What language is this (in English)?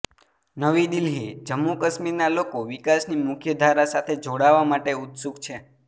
Gujarati